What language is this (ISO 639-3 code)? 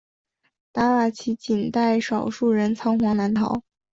zho